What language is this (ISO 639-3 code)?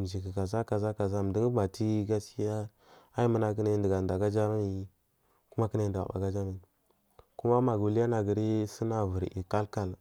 mfm